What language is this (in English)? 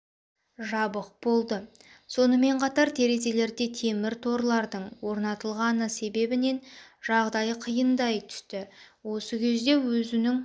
Kazakh